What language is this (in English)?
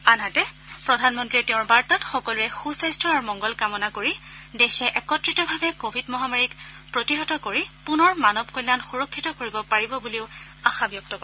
Assamese